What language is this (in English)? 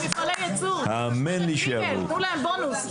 Hebrew